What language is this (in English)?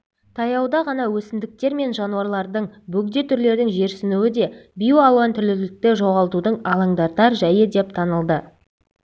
Kazakh